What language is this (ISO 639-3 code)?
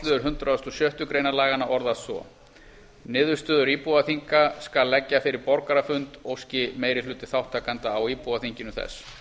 isl